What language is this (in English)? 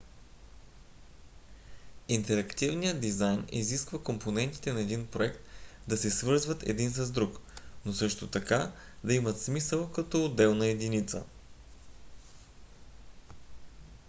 Bulgarian